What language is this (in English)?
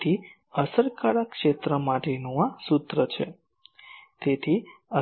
Gujarati